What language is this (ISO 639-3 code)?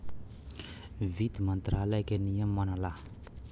bho